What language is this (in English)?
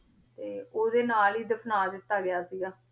Punjabi